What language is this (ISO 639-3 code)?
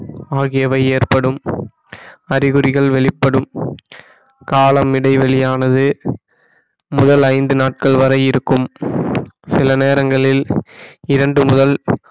tam